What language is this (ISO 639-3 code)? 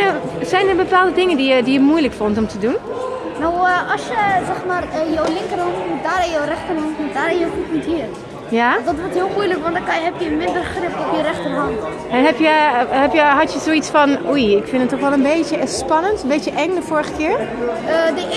nld